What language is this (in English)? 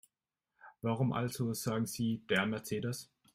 German